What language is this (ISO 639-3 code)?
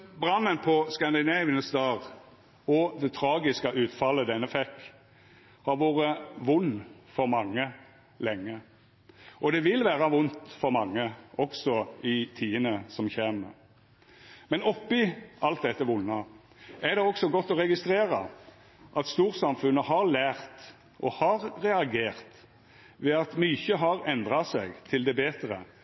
nno